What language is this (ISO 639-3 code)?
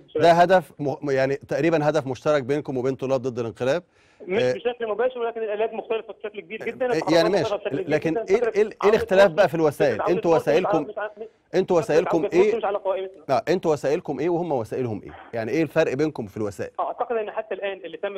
ara